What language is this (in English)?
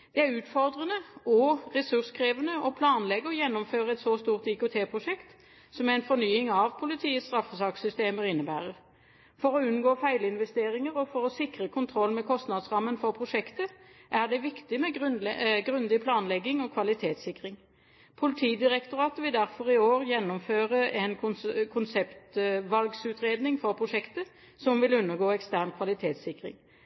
Norwegian Bokmål